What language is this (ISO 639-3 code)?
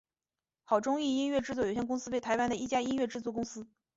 zho